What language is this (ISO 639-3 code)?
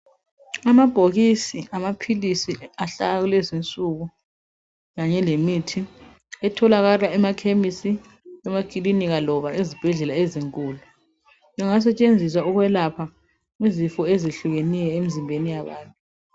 nde